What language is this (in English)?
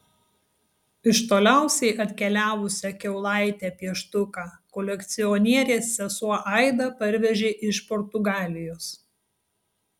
Lithuanian